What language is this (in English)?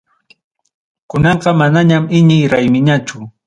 Ayacucho Quechua